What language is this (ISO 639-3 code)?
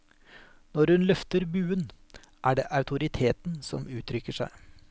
nor